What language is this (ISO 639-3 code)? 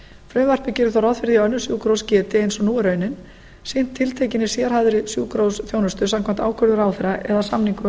isl